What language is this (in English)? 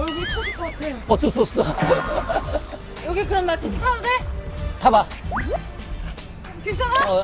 Korean